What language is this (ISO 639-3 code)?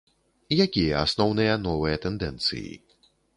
bel